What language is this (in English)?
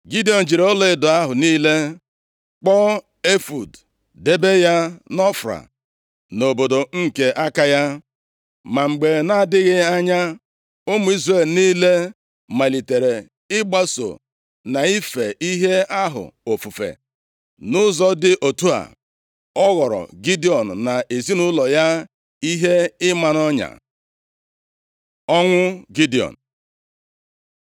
Igbo